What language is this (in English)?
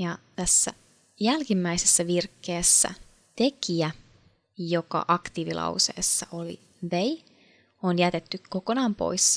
Finnish